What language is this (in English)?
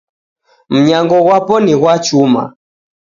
Taita